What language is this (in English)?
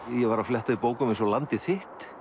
Icelandic